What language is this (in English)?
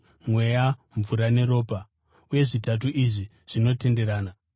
Shona